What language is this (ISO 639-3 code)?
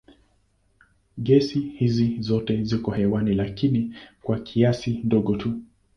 swa